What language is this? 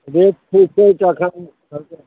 Maithili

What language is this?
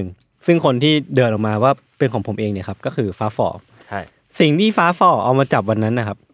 Thai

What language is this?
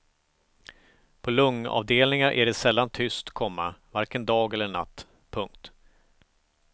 Swedish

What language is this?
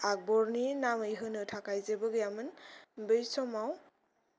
Bodo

